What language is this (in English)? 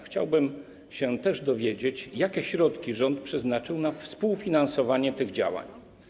Polish